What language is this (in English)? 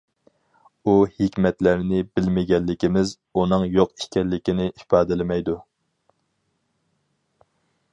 Uyghur